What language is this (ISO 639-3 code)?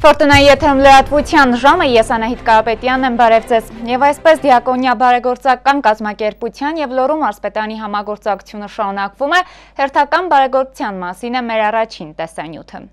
ron